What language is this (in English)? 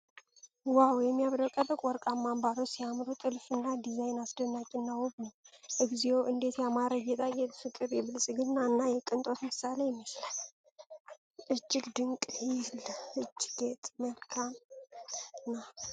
Amharic